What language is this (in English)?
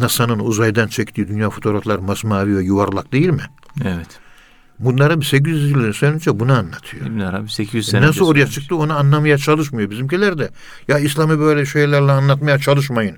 Turkish